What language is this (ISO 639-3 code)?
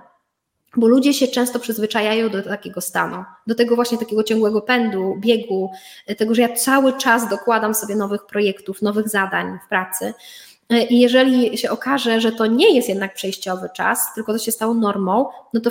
pol